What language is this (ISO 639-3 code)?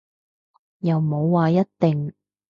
yue